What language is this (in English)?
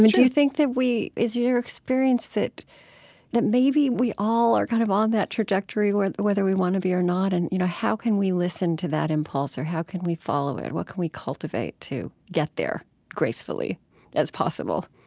English